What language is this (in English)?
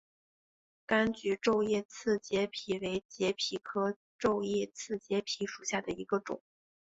Chinese